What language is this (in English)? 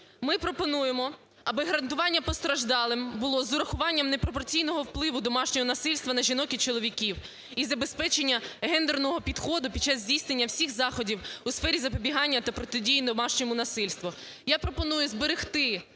Ukrainian